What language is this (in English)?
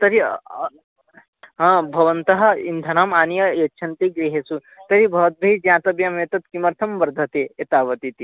Sanskrit